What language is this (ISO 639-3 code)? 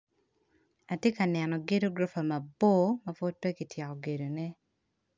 ach